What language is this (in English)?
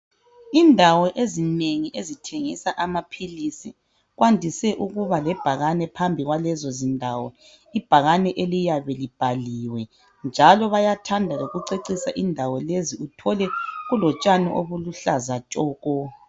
North Ndebele